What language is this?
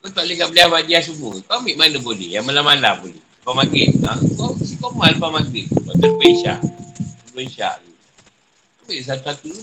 Malay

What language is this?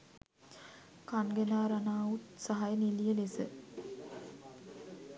Sinhala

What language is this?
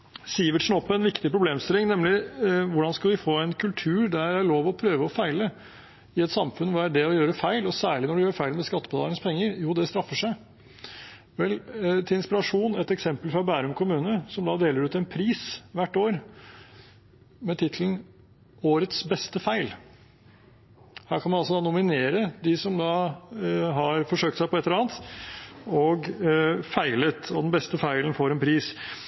Norwegian Bokmål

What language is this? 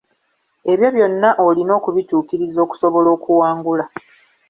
Ganda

